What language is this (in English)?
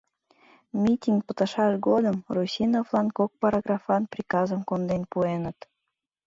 Mari